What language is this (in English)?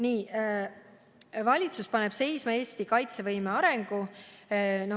Estonian